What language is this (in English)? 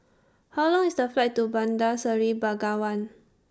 English